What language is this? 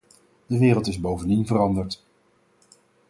Dutch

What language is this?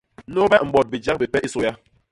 Basaa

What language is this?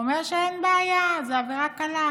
Hebrew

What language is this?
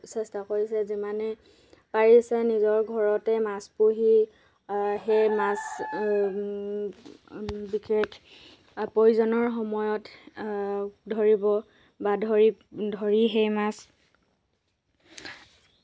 Assamese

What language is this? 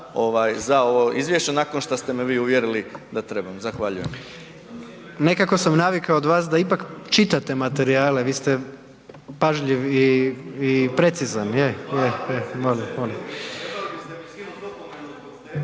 Croatian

